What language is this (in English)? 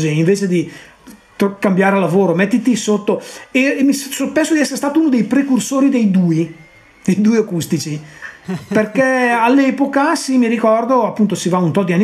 Italian